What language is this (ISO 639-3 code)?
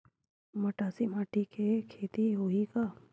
hne